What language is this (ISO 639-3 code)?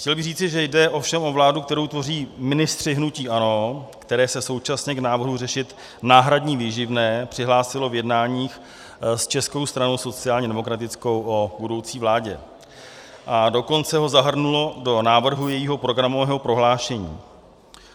ces